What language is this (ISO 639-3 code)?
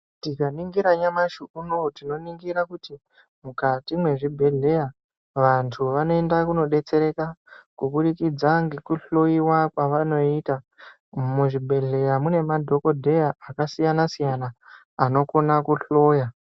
ndc